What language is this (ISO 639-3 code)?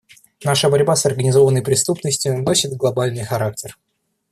rus